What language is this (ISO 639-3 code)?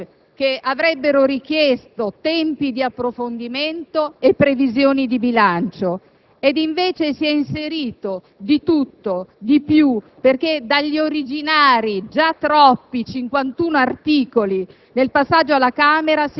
ita